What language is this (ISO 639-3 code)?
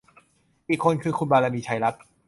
tha